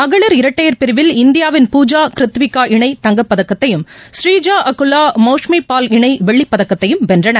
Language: Tamil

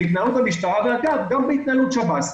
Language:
Hebrew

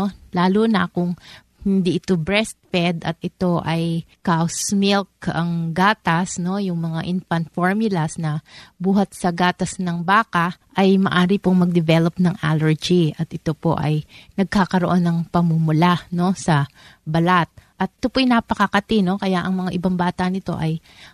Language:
Filipino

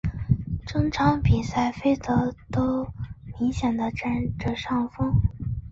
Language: Chinese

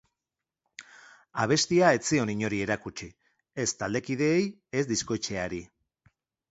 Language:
Basque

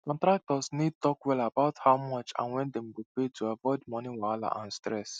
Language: Nigerian Pidgin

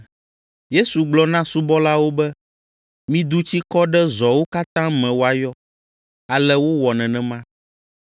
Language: Ewe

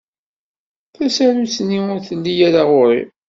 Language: Kabyle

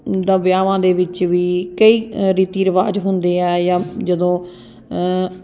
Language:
Punjabi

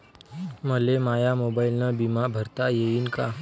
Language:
Marathi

